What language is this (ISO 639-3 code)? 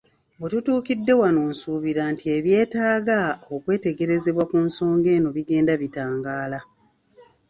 lug